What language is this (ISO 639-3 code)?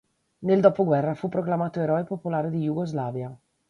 ita